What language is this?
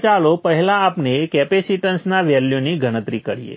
Gujarati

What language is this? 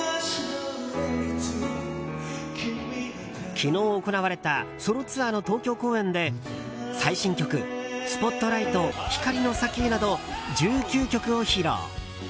Japanese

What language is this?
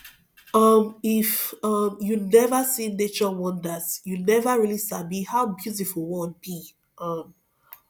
Nigerian Pidgin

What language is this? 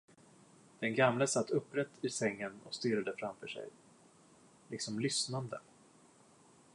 Swedish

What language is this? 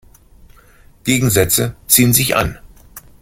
German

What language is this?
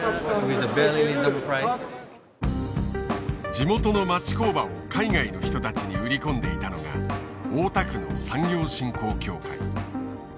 Japanese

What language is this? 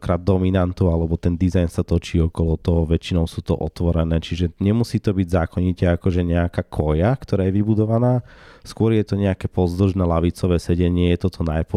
Slovak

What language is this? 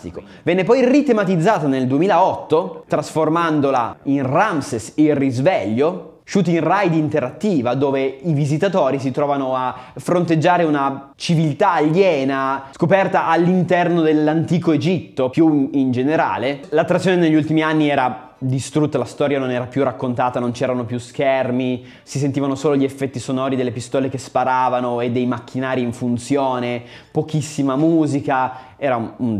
Italian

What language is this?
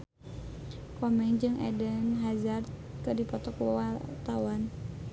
Sundanese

